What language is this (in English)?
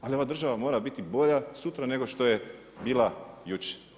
Croatian